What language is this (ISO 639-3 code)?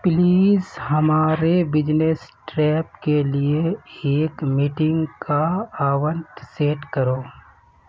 urd